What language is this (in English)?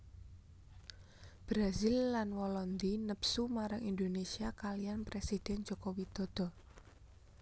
Javanese